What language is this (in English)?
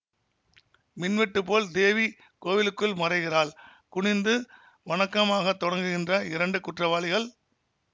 Tamil